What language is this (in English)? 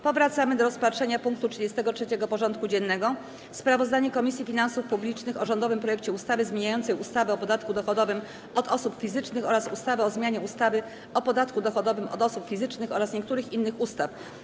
Polish